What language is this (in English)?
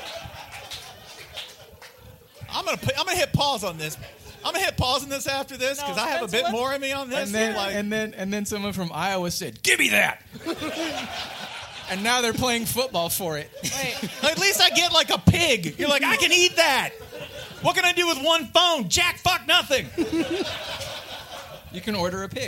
English